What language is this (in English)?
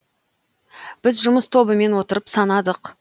Kazakh